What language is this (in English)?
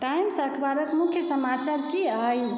Maithili